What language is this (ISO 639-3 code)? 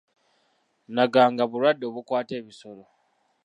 lug